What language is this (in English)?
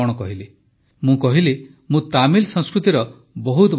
Odia